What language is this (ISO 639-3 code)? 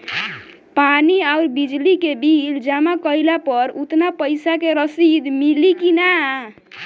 bho